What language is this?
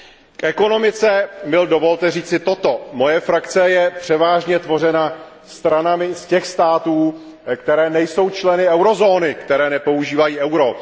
Czech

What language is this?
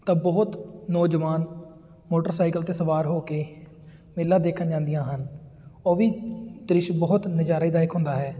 Punjabi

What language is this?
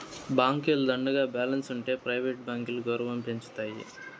Telugu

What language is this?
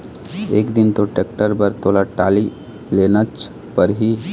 Chhattisgarhi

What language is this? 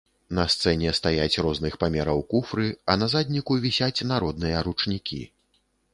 Belarusian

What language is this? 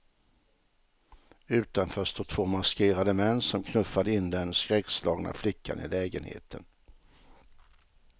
Swedish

